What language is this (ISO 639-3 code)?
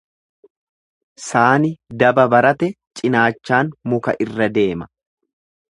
orm